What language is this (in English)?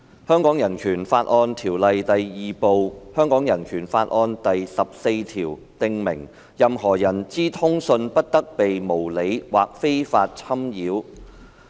Cantonese